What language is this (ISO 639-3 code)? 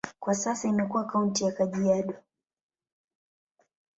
swa